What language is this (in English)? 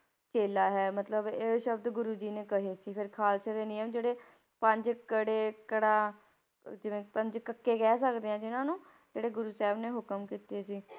Punjabi